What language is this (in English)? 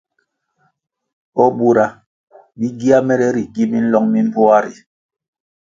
Kwasio